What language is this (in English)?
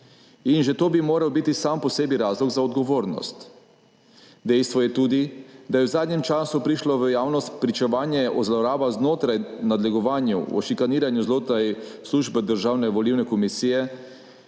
Slovenian